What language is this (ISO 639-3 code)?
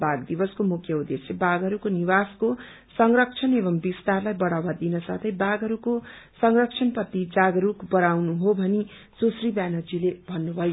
nep